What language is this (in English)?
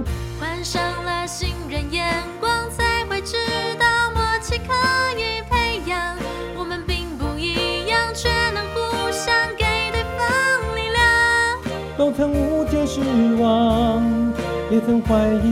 Chinese